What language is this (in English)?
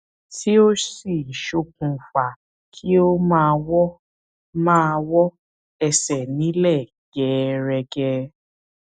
Yoruba